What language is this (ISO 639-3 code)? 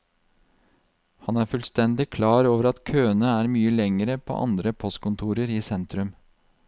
nor